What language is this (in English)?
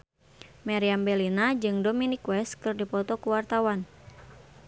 Sundanese